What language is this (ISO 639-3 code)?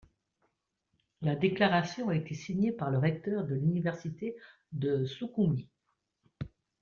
fra